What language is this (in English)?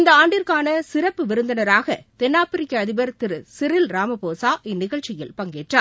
Tamil